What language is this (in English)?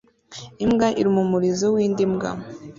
Kinyarwanda